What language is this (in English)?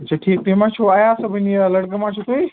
Kashmiri